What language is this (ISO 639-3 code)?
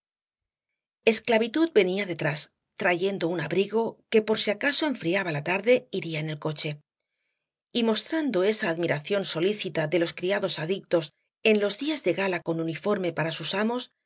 spa